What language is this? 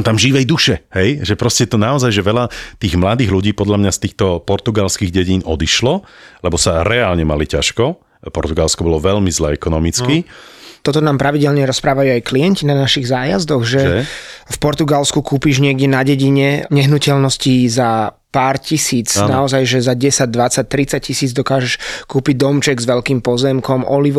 Slovak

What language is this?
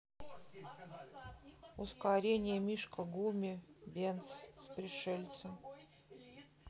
Russian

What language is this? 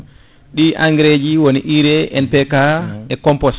Fula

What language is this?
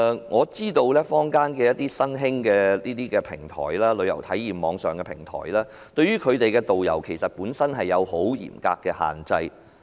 Cantonese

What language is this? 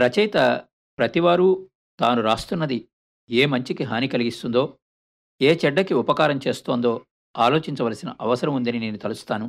Telugu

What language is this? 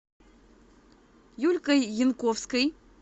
Russian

